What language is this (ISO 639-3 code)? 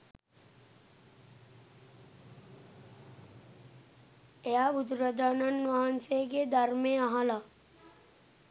sin